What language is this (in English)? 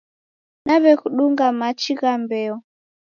Taita